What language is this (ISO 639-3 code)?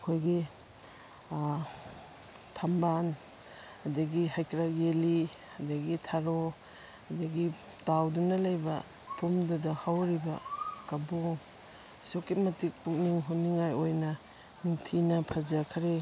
mni